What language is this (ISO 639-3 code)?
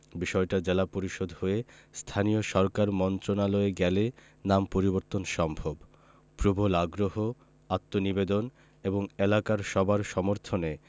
ben